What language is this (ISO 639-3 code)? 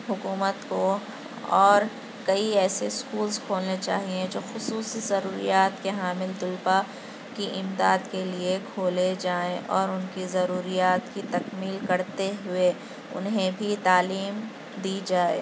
urd